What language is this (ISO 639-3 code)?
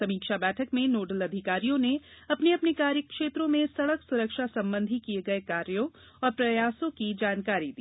hin